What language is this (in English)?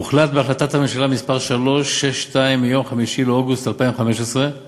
Hebrew